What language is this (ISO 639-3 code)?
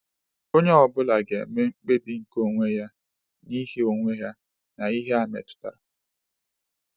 ibo